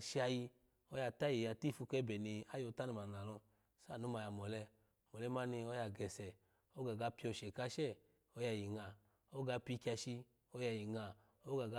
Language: Alago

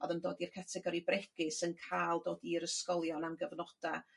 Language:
Welsh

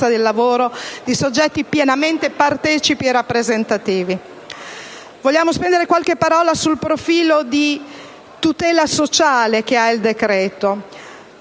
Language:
Italian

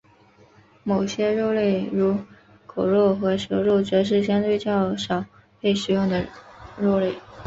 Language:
Chinese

